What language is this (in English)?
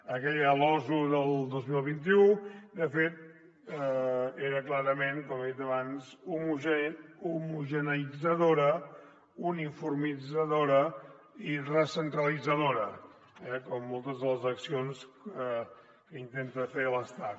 Catalan